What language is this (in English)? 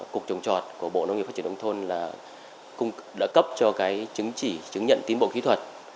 Vietnamese